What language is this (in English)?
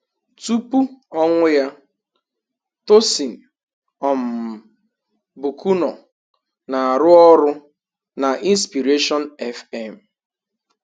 Igbo